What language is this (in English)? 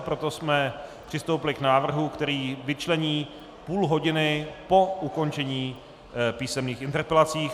Czech